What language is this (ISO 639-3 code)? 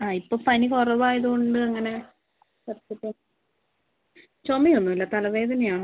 mal